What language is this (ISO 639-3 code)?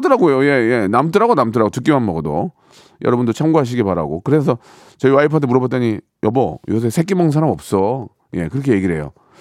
kor